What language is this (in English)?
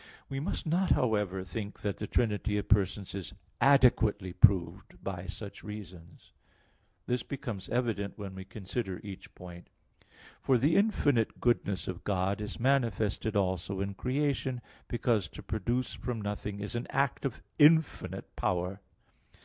English